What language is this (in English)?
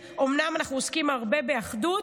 Hebrew